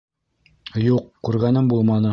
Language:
Bashkir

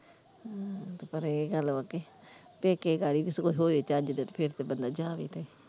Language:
Punjabi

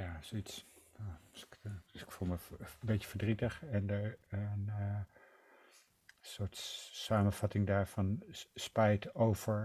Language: Dutch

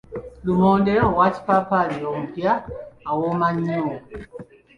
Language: Ganda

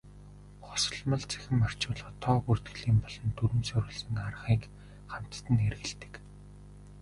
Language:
Mongolian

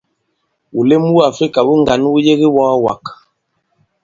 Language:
Bankon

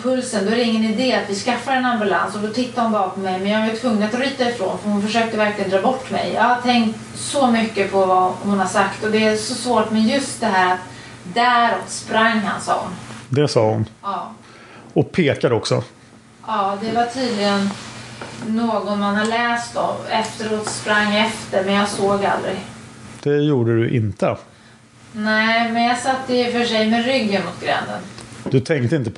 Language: Swedish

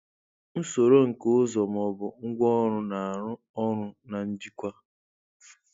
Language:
Igbo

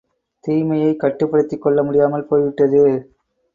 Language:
Tamil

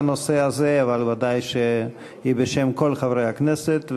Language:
Hebrew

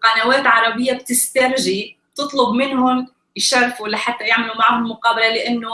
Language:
Arabic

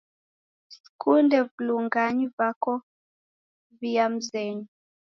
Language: Taita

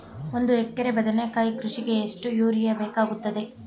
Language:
Kannada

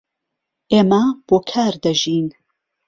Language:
Central Kurdish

